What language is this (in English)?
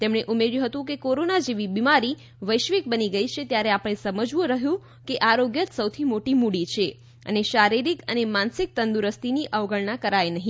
Gujarati